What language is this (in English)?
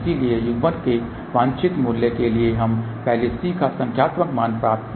Hindi